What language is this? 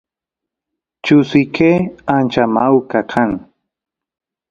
Santiago del Estero Quichua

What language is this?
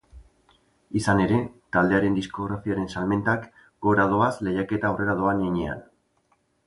Basque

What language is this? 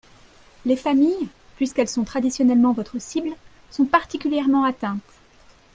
French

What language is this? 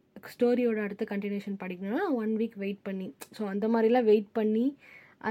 Tamil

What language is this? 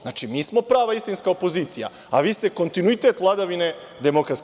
Serbian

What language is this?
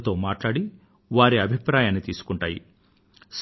Telugu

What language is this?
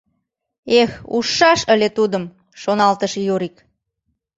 Mari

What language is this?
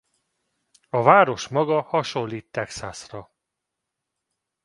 Hungarian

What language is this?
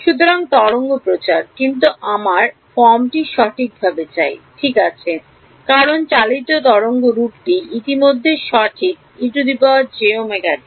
Bangla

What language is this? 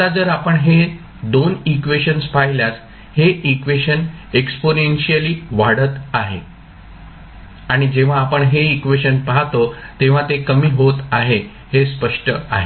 Marathi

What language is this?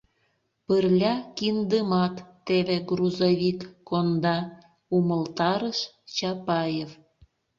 Mari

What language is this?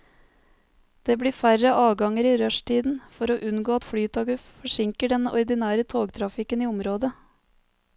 Norwegian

